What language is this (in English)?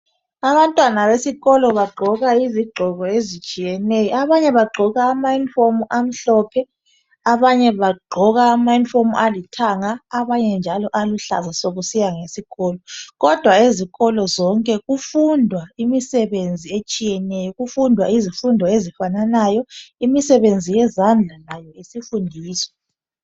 North Ndebele